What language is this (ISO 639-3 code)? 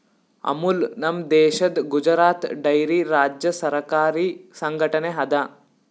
kan